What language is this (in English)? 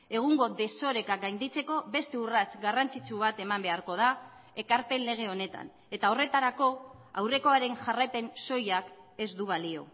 Basque